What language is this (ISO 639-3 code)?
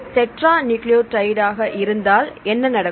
tam